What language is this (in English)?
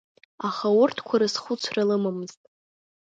Abkhazian